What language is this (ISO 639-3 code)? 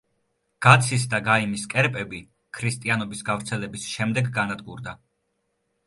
kat